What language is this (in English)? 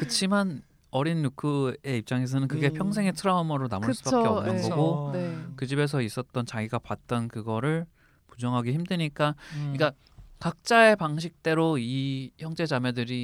Korean